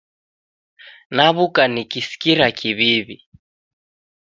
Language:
Taita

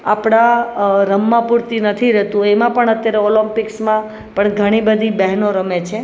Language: Gujarati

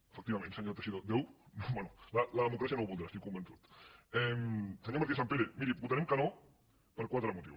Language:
Catalan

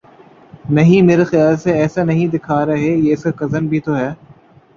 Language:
Urdu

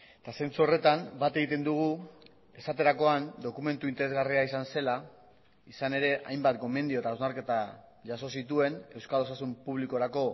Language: Basque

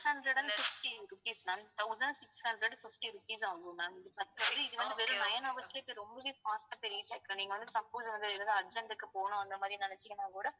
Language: Tamil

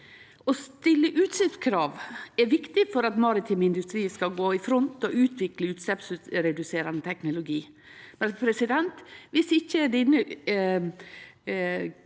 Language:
Norwegian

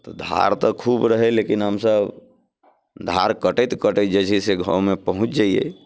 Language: Maithili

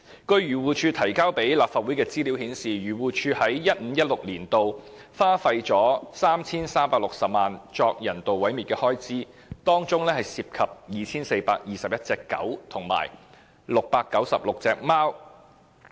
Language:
Cantonese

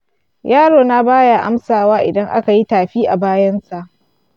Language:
Hausa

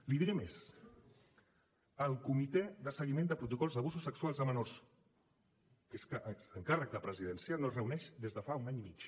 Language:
Catalan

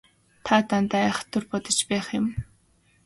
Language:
Mongolian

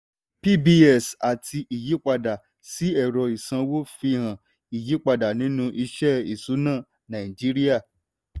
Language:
Yoruba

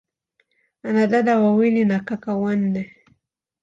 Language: Swahili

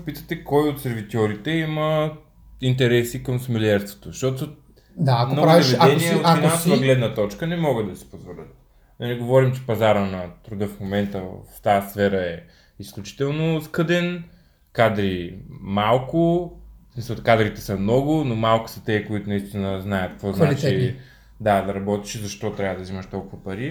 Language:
Bulgarian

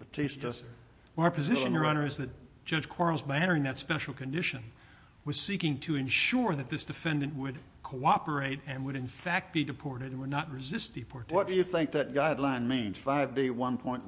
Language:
English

